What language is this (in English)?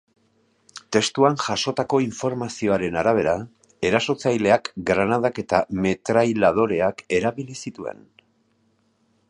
Basque